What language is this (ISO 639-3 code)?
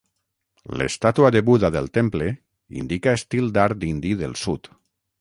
cat